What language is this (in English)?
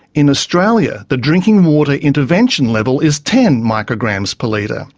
English